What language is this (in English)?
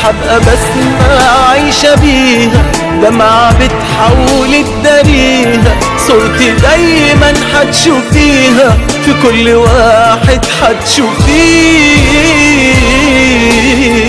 Arabic